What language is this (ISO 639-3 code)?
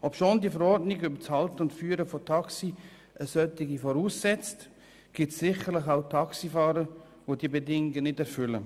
gsw